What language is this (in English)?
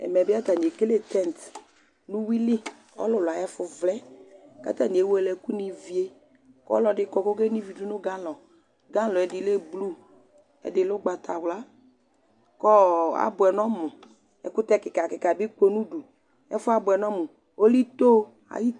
Ikposo